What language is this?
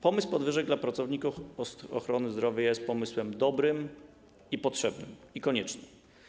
Polish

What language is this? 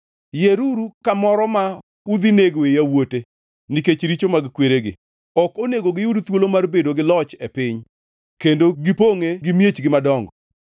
Luo (Kenya and Tanzania)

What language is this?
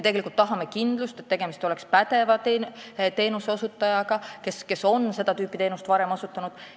Estonian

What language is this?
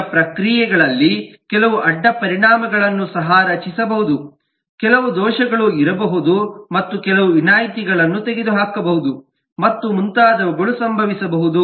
Kannada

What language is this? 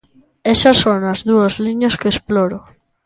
Galician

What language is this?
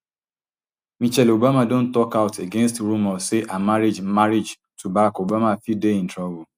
Nigerian Pidgin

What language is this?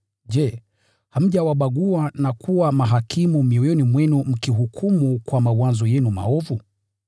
Swahili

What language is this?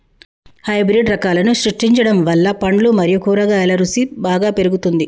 Telugu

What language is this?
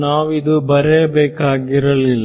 Kannada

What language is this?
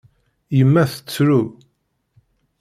Kabyle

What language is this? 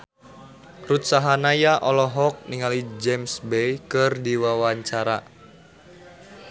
Sundanese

